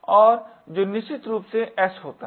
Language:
Hindi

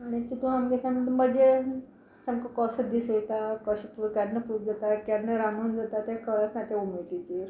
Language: Konkani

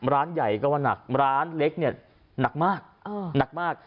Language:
Thai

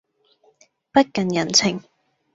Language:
Cantonese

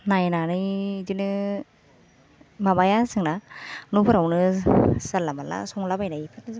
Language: Bodo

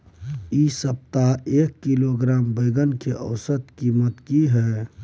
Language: Maithili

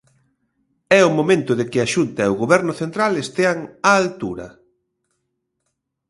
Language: Galician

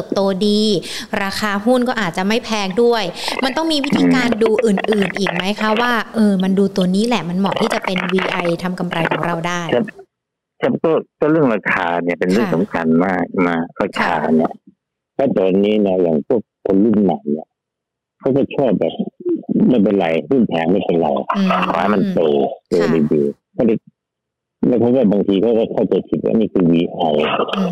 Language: Thai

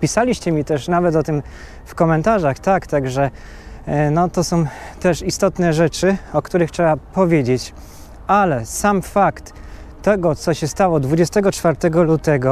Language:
Polish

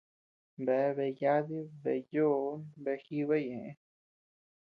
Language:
Tepeuxila Cuicatec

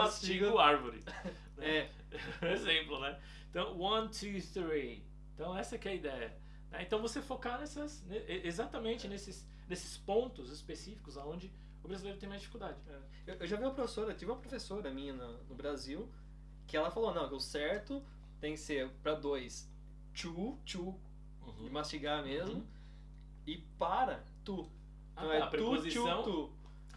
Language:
Portuguese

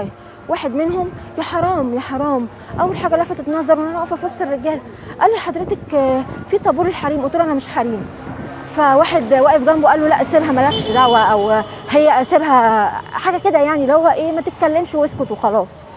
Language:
Arabic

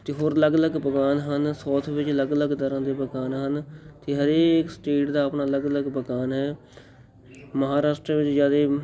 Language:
Punjabi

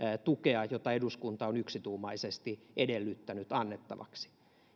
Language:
Finnish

